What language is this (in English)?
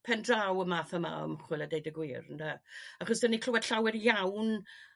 Welsh